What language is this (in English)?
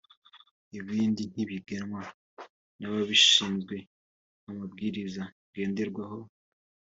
Kinyarwanda